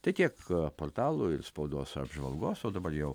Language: Lithuanian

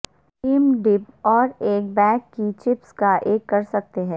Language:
Urdu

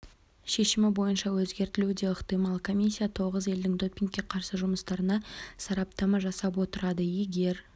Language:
Kazakh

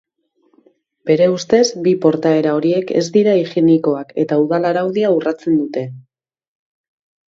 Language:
Basque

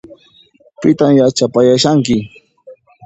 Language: Puno Quechua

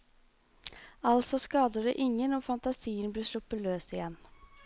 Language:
Norwegian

